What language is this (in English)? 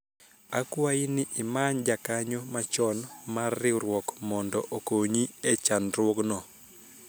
Luo (Kenya and Tanzania)